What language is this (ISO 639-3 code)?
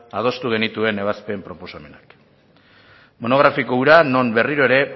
eus